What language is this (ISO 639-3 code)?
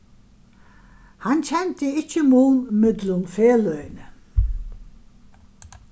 fao